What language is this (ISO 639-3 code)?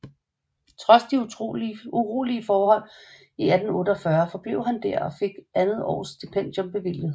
dan